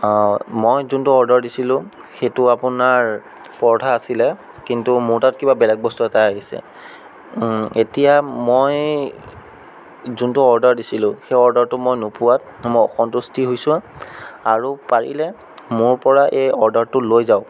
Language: Assamese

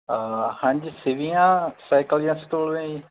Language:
Punjabi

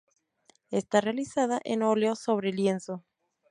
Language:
Spanish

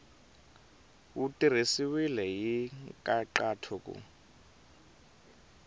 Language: Tsonga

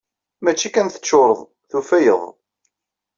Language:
Kabyle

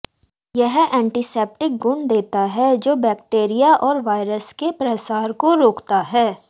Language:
Hindi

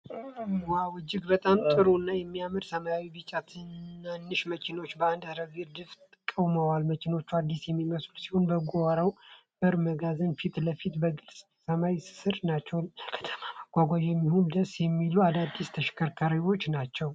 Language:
Amharic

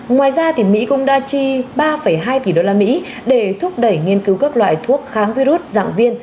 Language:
Vietnamese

